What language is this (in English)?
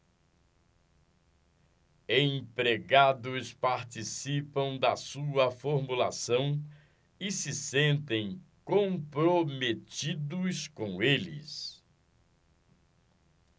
Portuguese